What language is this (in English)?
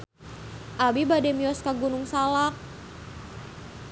Sundanese